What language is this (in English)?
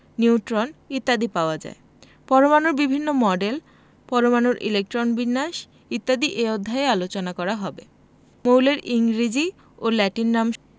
Bangla